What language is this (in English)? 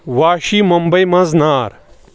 Kashmiri